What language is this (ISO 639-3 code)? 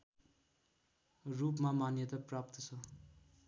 nep